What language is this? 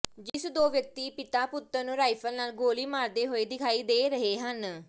Punjabi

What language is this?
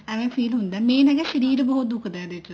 Punjabi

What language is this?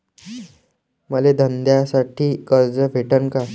Marathi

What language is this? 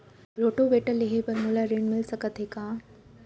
Chhattisgarhi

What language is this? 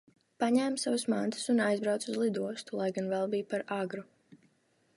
Latvian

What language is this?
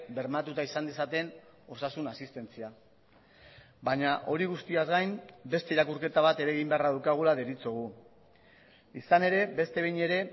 Basque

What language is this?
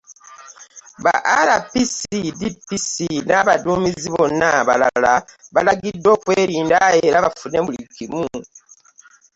Ganda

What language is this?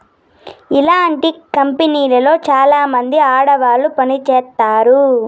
Telugu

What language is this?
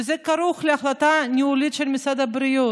Hebrew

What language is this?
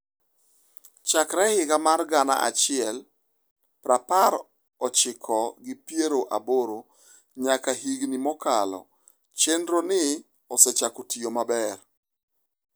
Luo (Kenya and Tanzania)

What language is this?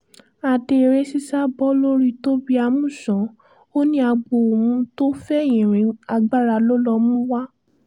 Yoruba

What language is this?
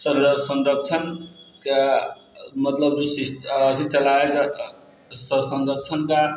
Maithili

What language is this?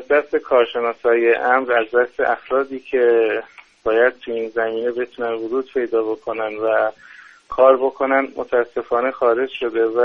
Persian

